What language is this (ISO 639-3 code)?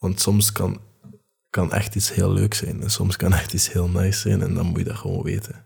nld